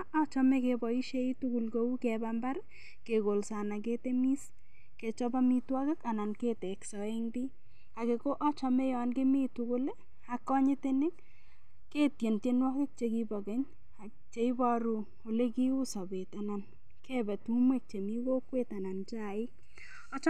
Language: Kalenjin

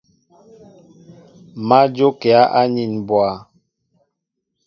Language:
Mbo (Cameroon)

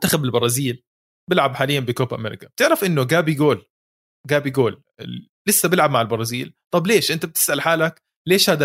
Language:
Arabic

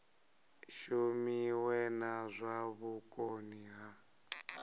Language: Venda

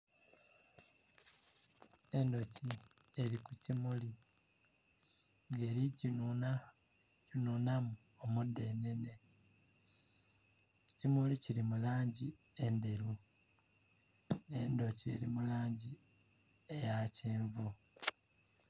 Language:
Soga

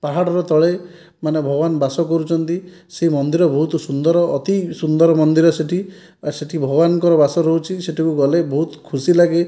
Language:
Odia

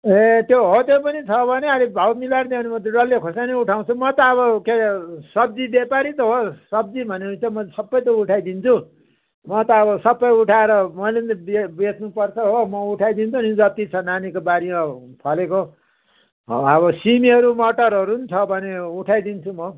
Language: Nepali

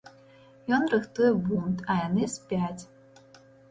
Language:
Belarusian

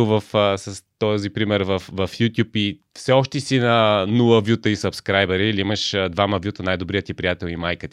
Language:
Bulgarian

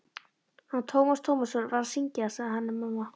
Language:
Icelandic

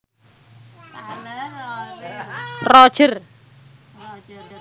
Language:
Javanese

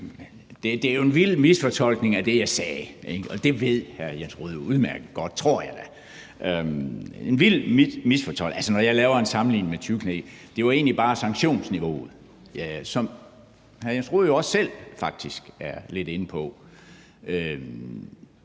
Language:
Danish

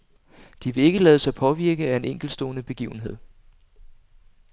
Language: Danish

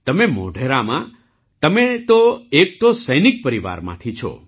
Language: Gujarati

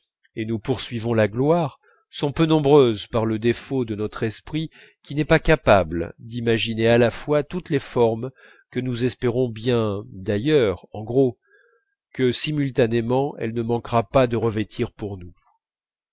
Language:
French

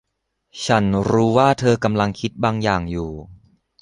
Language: Thai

